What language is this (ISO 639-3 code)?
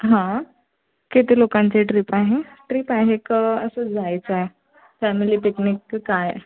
mar